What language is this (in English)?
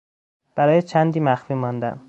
Persian